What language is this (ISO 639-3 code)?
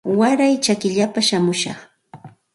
qxt